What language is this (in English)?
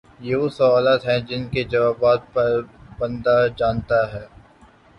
Urdu